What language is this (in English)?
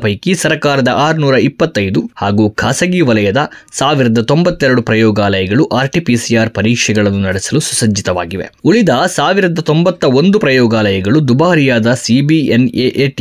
Kannada